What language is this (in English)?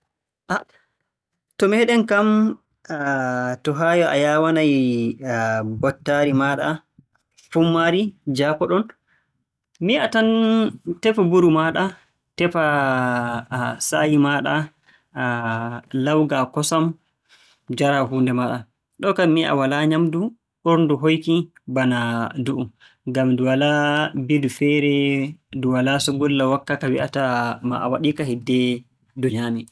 Borgu Fulfulde